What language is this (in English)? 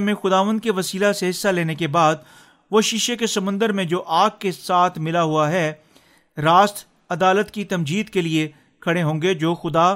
Urdu